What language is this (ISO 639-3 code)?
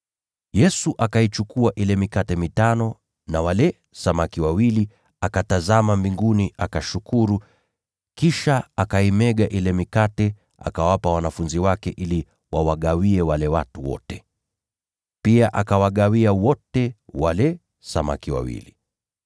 swa